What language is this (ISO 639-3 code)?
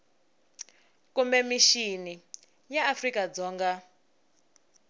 tso